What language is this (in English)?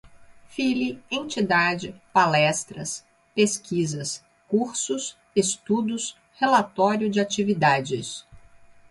Portuguese